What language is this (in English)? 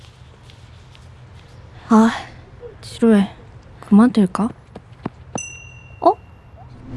Korean